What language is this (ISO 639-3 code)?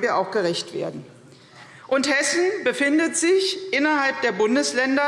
deu